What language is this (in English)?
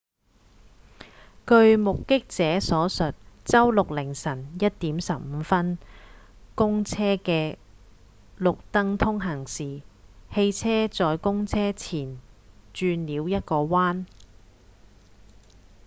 Cantonese